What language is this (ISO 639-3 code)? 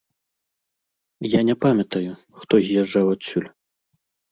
bel